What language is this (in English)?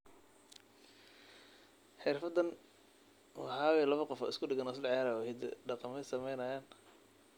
Somali